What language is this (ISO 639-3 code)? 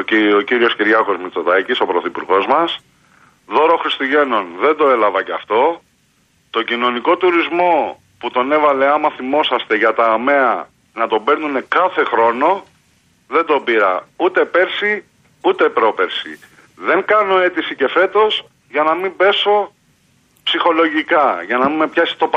ell